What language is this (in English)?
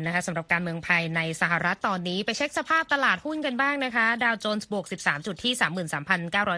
Thai